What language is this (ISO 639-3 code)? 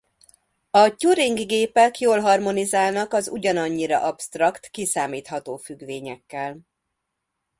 hun